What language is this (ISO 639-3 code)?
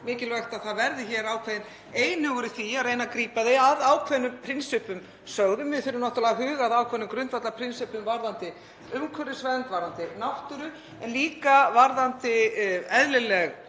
isl